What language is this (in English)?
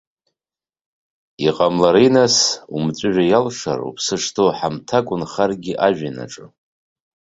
Abkhazian